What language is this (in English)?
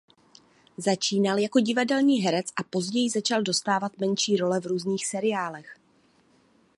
Czech